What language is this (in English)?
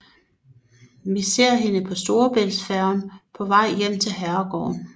Danish